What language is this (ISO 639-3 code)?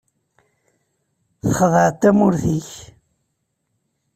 kab